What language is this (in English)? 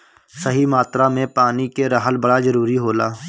Bhojpuri